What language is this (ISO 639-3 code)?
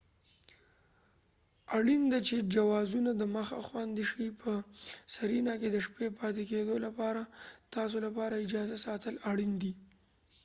pus